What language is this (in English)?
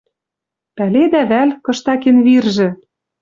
Western Mari